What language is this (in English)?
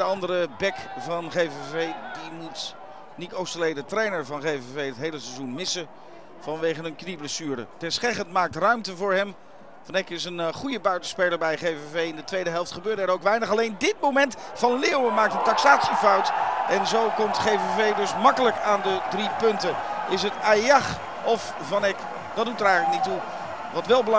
Dutch